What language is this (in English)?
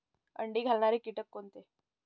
Marathi